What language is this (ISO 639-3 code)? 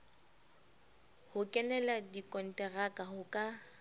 sot